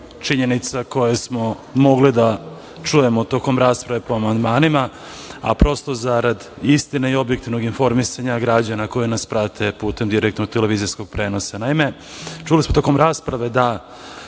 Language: Serbian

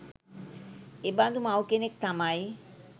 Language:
Sinhala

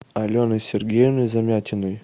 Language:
Russian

